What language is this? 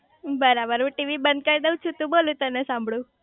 Gujarati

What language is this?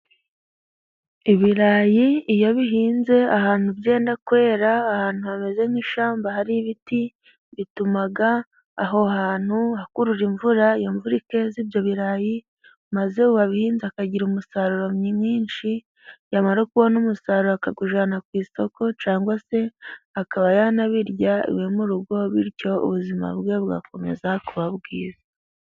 Kinyarwanda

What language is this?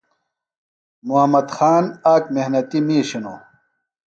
Phalura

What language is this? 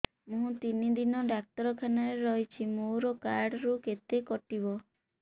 Odia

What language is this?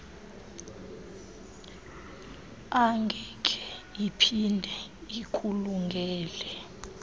Xhosa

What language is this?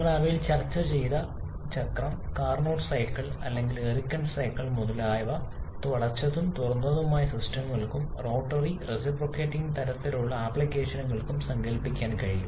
Malayalam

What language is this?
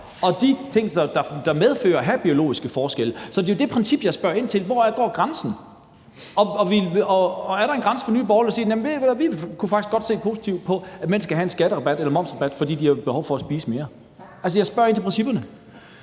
Danish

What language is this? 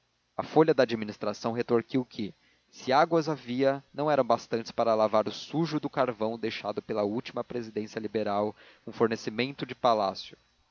Portuguese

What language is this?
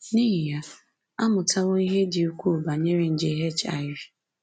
Igbo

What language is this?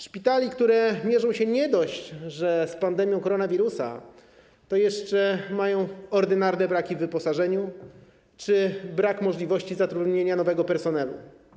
Polish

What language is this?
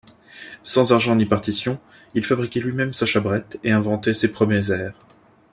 French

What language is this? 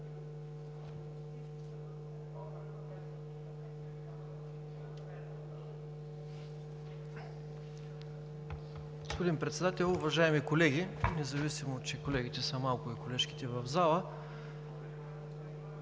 Bulgarian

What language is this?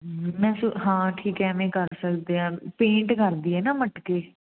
Punjabi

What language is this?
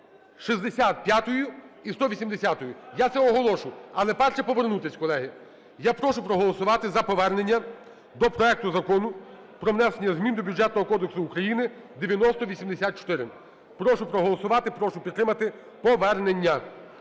Ukrainian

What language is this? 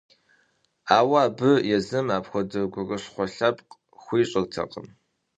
Kabardian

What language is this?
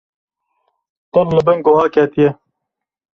Kurdish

